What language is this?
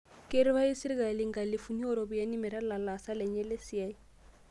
Masai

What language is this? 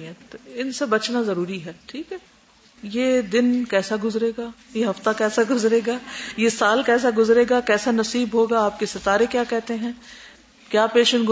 Urdu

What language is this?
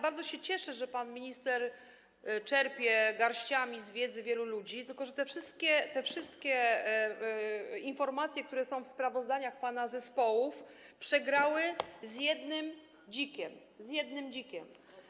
Polish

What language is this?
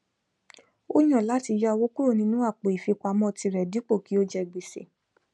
Yoruba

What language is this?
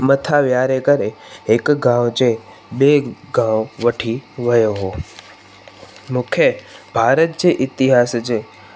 Sindhi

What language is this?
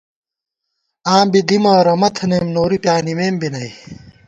Gawar-Bati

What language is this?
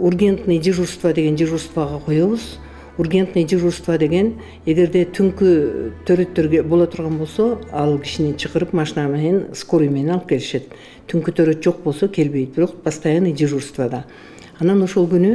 Turkish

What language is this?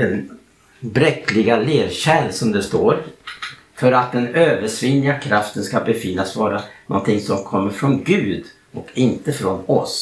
Swedish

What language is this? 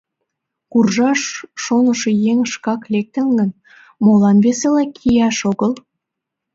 Mari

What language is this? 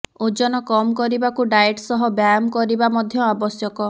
Odia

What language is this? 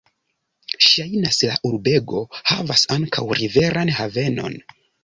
Esperanto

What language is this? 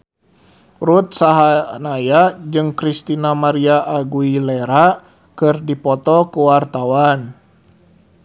Sundanese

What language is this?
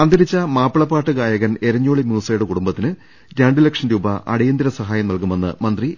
Malayalam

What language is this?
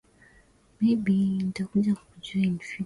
Swahili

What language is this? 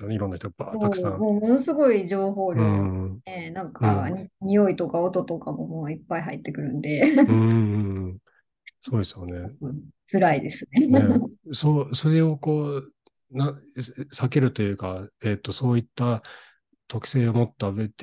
Japanese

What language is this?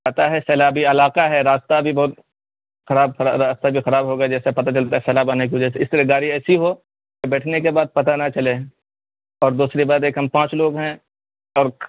Urdu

